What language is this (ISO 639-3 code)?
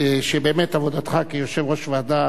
heb